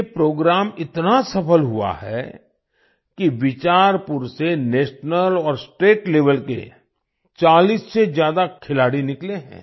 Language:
Hindi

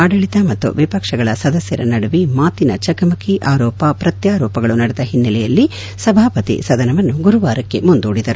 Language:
Kannada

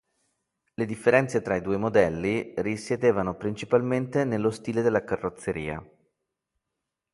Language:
Italian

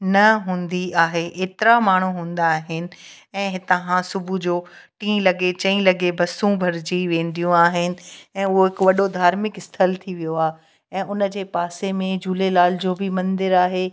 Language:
Sindhi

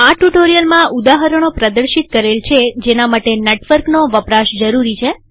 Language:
Gujarati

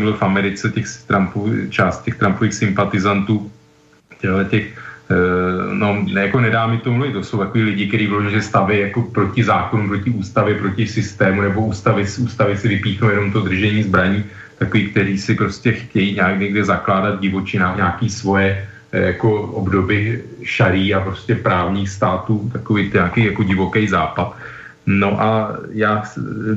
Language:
Czech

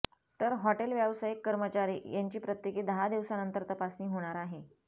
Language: Marathi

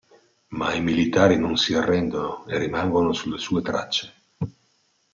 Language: Italian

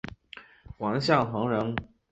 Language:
Chinese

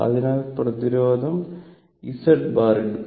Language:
Malayalam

